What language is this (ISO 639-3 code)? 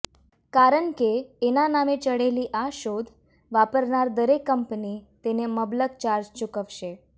guj